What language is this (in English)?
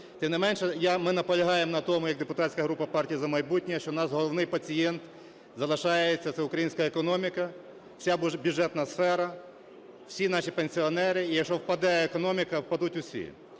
Ukrainian